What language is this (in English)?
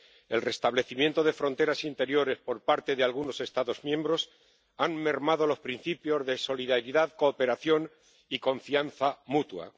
Spanish